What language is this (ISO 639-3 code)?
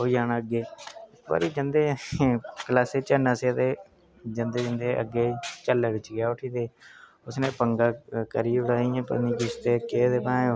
doi